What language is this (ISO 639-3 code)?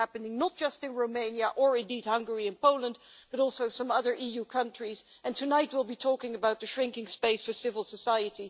eng